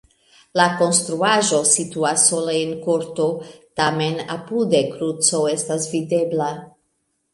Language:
Esperanto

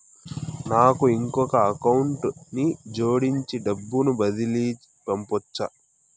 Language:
Telugu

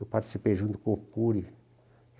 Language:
Portuguese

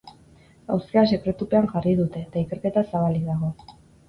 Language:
Basque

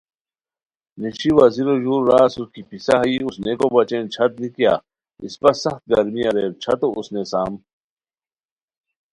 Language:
Khowar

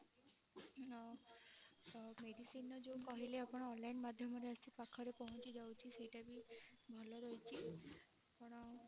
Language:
Odia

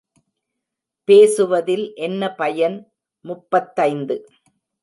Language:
Tamil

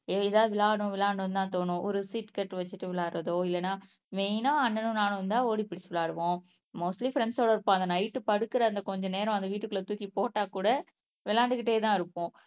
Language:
Tamil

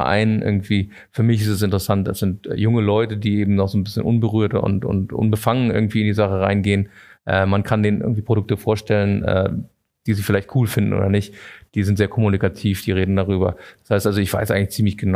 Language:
German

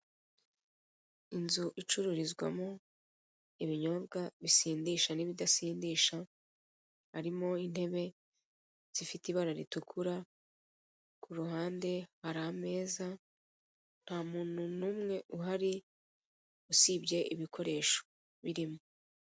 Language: Kinyarwanda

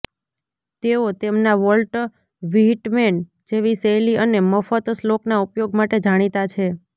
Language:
Gujarati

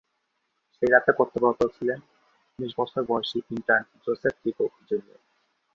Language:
Bangla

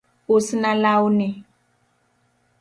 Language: Luo (Kenya and Tanzania)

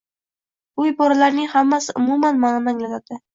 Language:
Uzbek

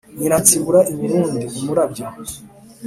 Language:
Kinyarwanda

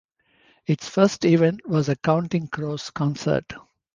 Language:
English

